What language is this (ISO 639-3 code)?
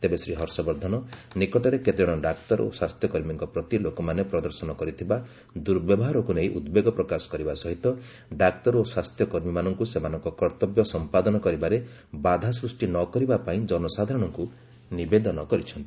ori